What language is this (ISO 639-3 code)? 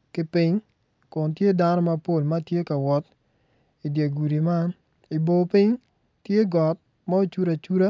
ach